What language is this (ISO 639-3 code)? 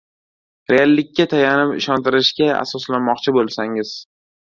uzb